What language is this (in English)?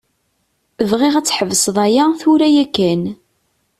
Kabyle